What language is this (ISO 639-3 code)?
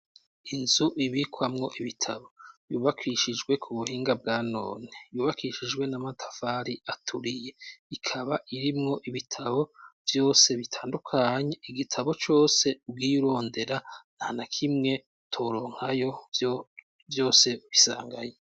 run